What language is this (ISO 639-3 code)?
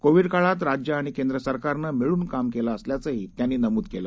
mar